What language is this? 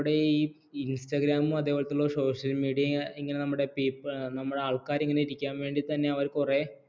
Malayalam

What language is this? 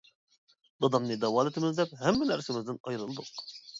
Uyghur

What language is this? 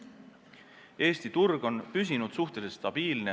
Estonian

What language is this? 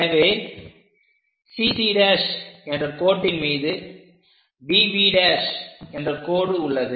Tamil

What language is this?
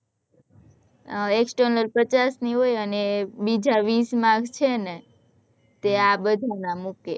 Gujarati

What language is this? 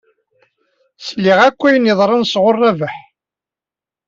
Kabyle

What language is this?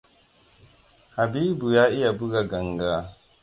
Hausa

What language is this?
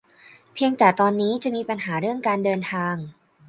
Thai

